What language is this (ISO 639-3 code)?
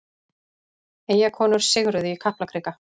isl